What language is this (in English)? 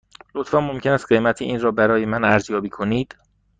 Persian